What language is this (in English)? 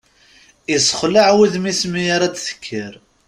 Kabyle